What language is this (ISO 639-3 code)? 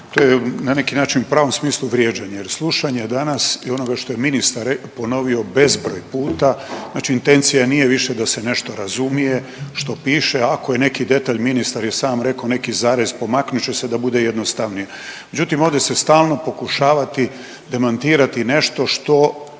hrv